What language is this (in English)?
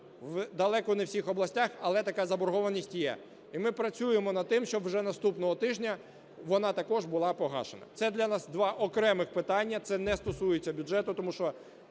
Ukrainian